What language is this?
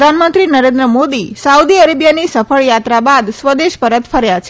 Gujarati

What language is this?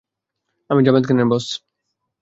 Bangla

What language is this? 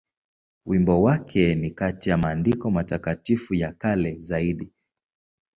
Swahili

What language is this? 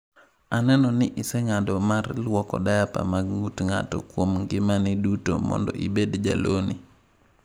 Luo (Kenya and Tanzania)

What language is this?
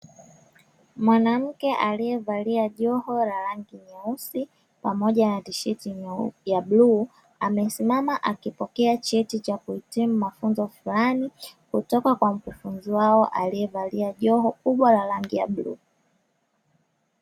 Swahili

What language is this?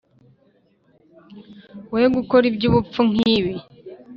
Kinyarwanda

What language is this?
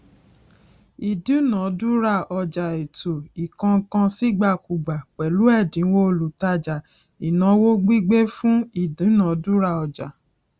Yoruba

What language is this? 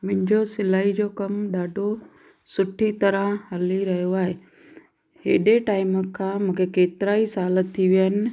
Sindhi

